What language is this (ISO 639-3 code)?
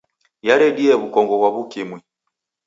dav